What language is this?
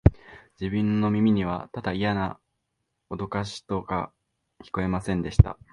Japanese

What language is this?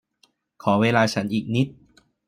Thai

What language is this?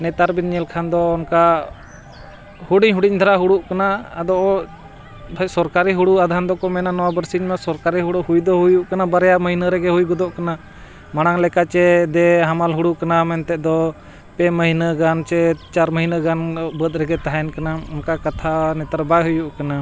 Santali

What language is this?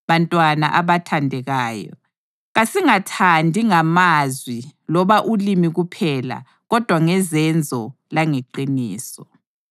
North Ndebele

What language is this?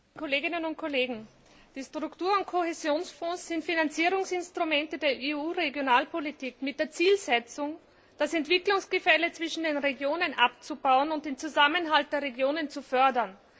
German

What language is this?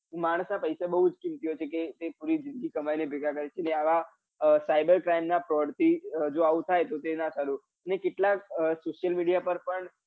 Gujarati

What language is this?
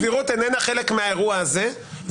Hebrew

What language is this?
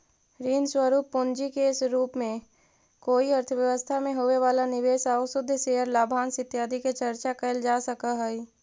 Magahi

